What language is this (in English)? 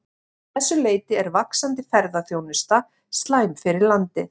Icelandic